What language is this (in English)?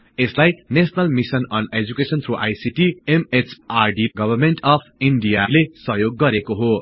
Nepali